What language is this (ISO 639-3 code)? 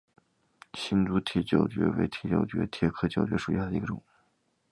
zho